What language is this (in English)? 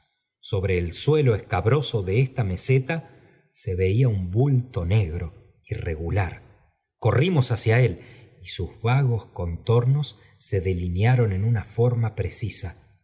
Spanish